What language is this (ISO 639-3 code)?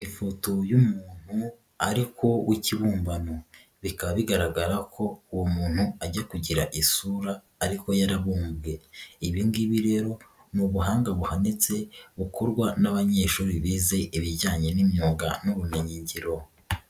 kin